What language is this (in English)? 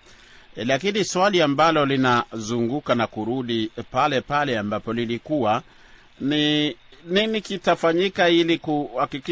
Swahili